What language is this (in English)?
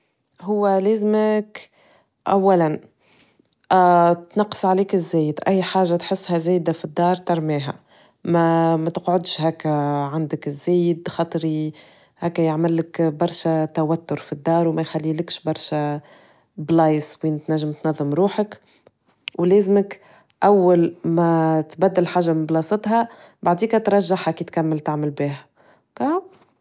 Tunisian Arabic